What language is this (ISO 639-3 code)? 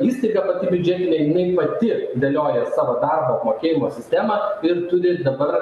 lit